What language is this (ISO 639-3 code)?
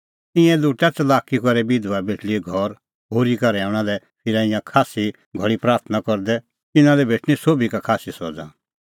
kfx